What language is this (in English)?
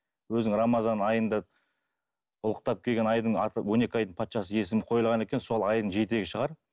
Kazakh